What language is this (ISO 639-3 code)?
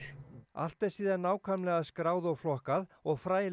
isl